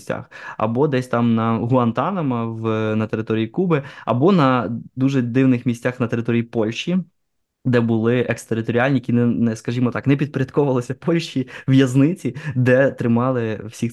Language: Ukrainian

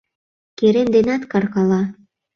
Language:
Mari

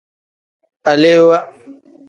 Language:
Tem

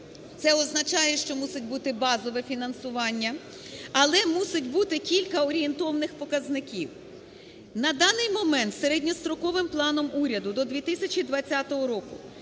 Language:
Ukrainian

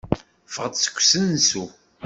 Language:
Kabyle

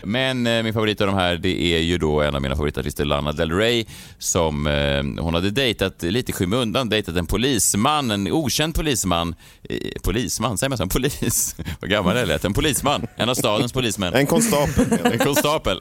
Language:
Swedish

